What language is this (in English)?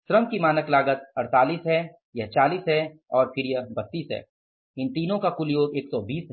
Hindi